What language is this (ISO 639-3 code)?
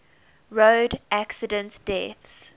eng